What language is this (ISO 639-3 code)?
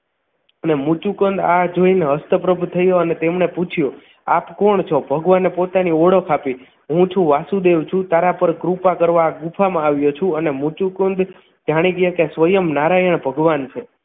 guj